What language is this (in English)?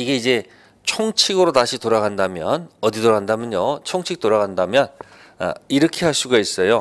Korean